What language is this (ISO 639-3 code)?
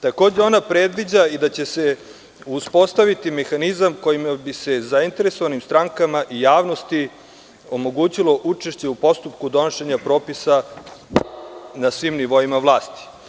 srp